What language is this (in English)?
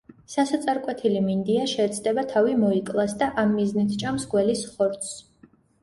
Georgian